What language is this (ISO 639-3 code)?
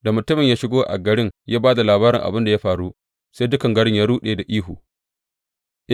hau